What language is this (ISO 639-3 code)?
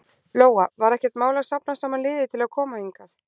isl